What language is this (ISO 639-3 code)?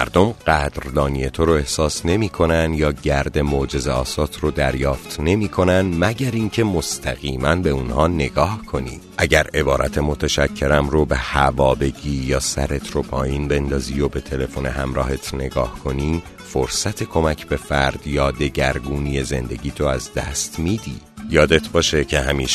fas